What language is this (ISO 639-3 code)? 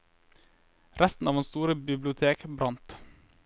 nor